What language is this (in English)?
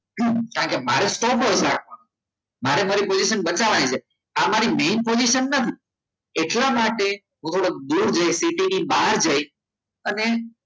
Gujarati